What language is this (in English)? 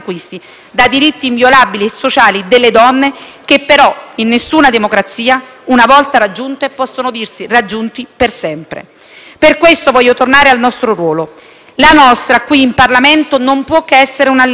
Italian